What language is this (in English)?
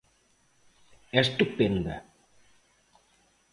Galician